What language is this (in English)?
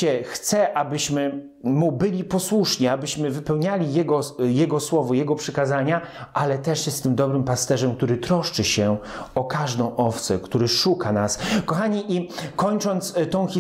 Polish